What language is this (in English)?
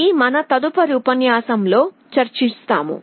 Telugu